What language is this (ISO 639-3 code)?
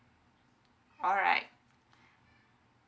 eng